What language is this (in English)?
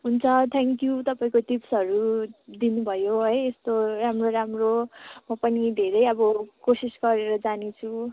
Nepali